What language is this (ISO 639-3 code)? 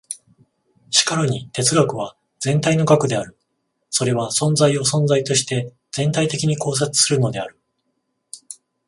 jpn